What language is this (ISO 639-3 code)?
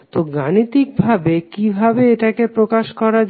ben